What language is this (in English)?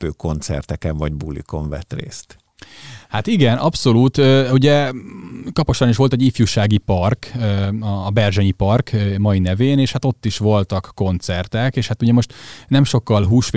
Hungarian